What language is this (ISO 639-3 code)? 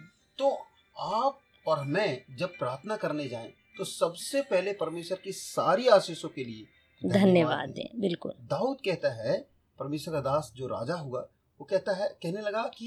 hin